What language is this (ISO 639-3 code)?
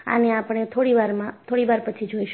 guj